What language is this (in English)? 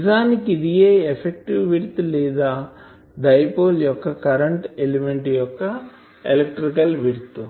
Telugu